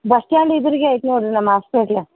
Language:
Kannada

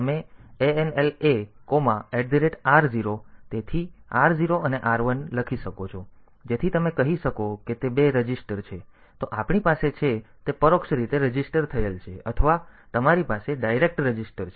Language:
Gujarati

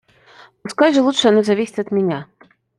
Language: Russian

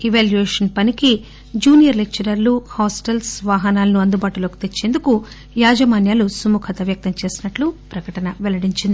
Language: Telugu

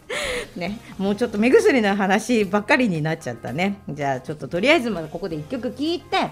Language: Japanese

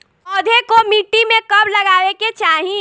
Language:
Bhojpuri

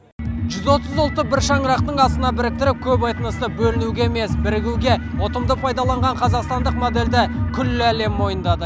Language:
Kazakh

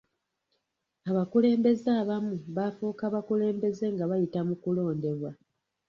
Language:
Ganda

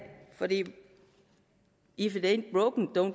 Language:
Danish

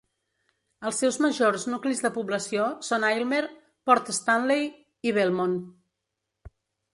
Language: Catalan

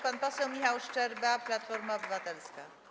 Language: Polish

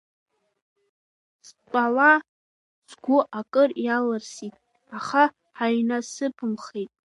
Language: Abkhazian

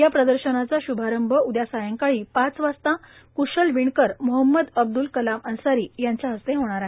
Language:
Marathi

